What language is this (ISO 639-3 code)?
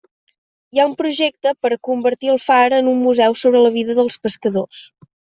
cat